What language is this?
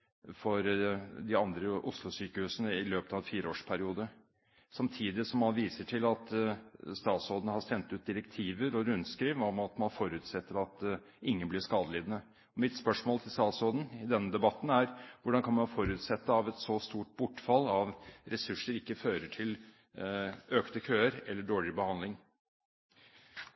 Norwegian Bokmål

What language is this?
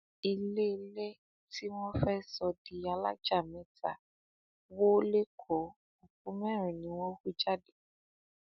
Yoruba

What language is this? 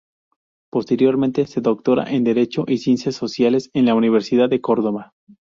Spanish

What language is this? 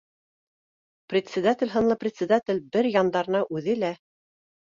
Bashkir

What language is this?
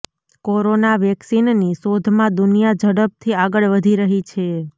Gujarati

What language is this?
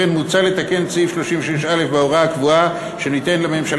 Hebrew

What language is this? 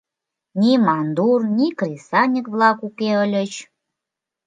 Mari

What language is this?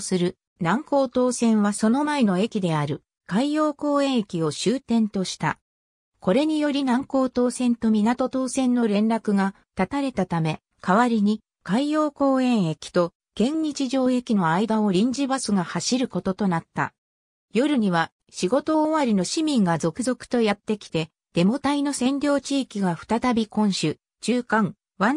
Japanese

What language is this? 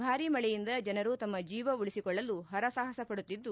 Kannada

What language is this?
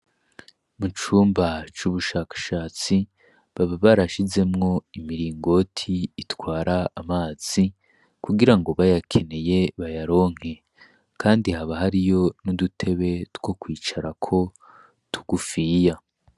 Rundi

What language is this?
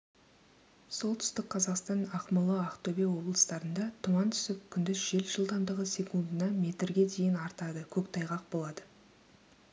Kazakh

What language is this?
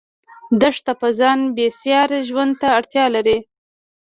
Pashto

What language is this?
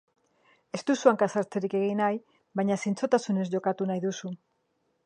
Basque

